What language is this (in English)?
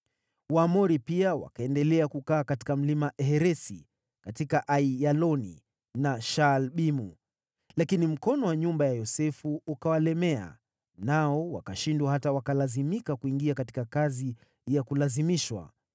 Swahili